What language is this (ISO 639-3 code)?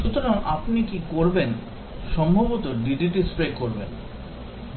ben